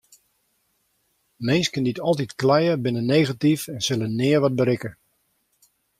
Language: Western Frisian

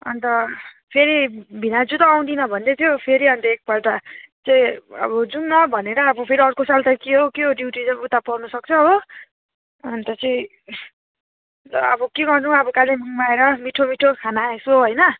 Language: Nepali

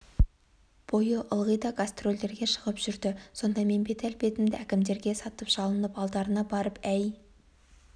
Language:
Kazakh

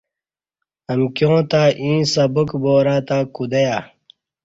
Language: Kati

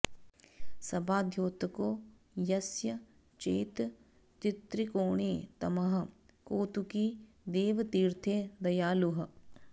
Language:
Sanskrit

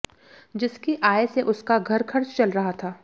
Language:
Hindi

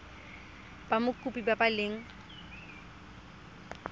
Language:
Tswana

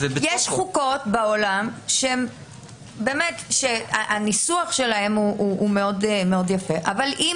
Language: Hebrew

